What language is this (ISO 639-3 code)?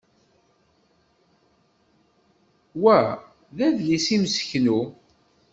kab